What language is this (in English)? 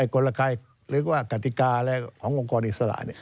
Thai